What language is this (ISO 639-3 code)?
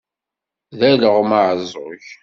kab